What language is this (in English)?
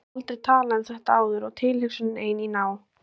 Icelandic